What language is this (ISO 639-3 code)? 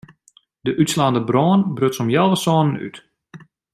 fry